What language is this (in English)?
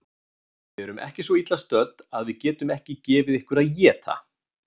Icelandic